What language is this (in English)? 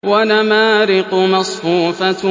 Arabic